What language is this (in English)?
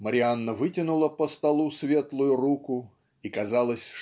Russian